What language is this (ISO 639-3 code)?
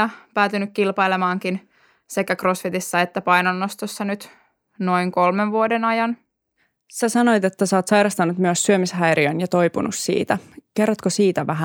fin